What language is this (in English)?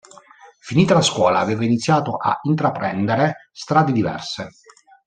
Italian